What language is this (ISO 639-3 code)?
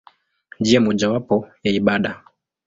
swa